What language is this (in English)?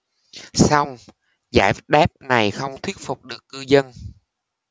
Vietnamese